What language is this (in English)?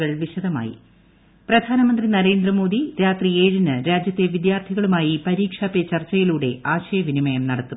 Malayalam